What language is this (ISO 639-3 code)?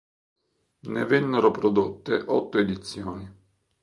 ita